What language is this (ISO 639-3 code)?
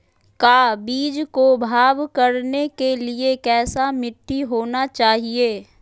mag